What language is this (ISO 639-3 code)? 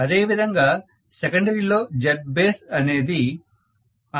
tel